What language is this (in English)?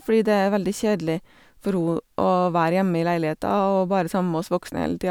Norwegian